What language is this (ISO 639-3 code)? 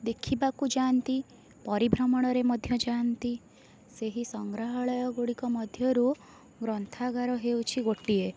ori